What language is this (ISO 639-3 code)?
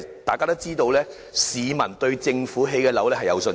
yue